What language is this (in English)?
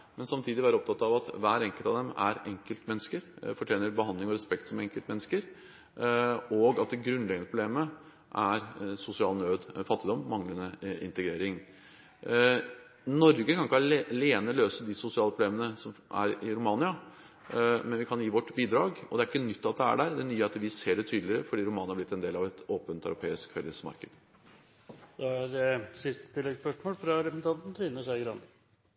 Norwegian